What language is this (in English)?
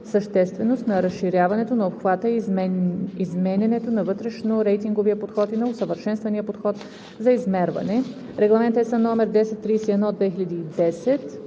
Bulgarian